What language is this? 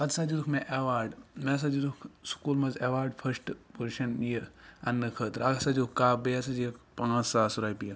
Kashmiri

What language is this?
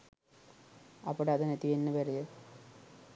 Sinhala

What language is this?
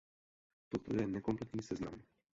Czech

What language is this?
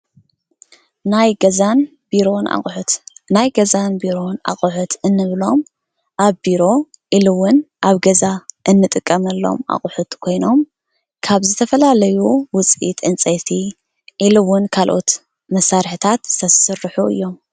Tigrinya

